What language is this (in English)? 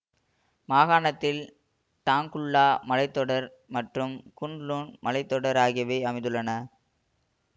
Tamil